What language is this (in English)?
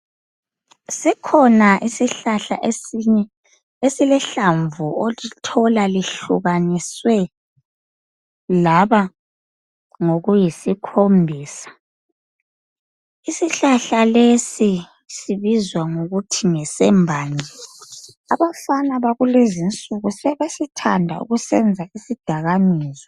North Ndebele